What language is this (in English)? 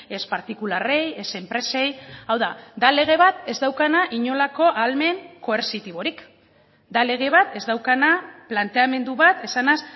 Basque